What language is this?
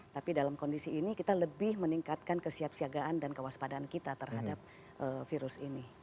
Indonesian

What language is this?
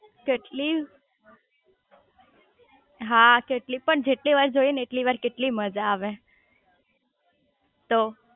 Gujarati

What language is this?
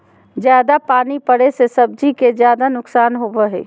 Magahi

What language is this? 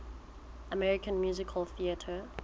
Southern Sotho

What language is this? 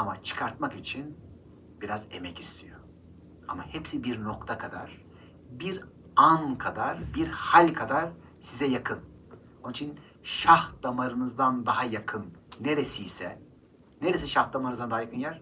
Turkish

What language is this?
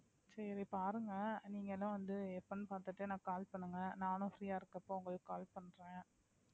Tamil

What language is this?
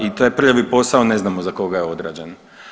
Croatian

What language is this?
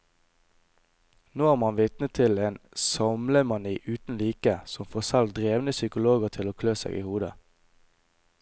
Norwegian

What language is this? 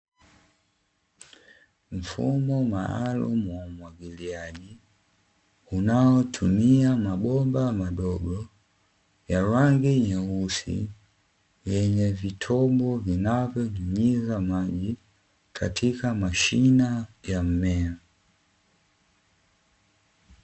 Swahili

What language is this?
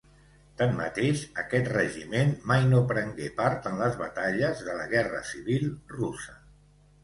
Catalan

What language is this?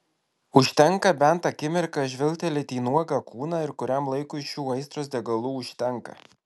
Lithuanian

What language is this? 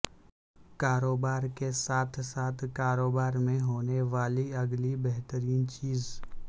Urdu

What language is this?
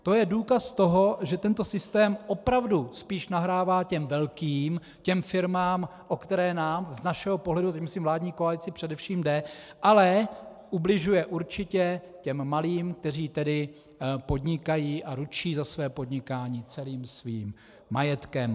Czech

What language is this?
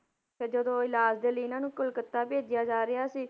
Punjabi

